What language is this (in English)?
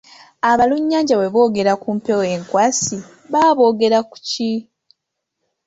Ganda